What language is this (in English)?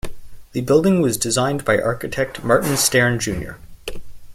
English